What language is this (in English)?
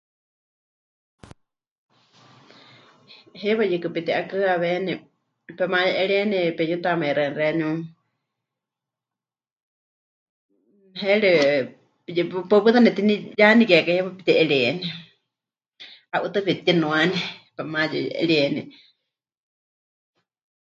Huichol